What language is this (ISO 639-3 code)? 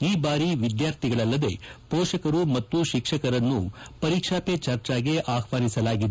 kan